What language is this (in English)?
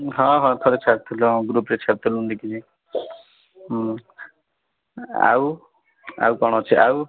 Odia